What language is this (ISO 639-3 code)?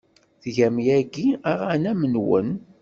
kab